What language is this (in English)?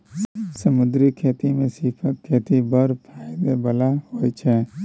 Maithili